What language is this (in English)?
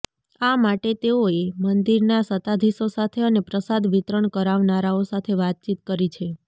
Gujarati